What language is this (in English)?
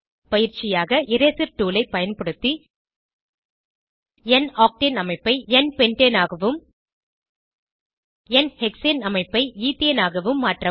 Tamil